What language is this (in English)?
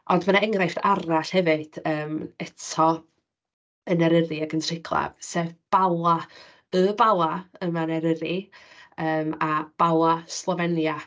Welsh